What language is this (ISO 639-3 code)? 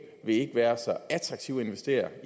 dan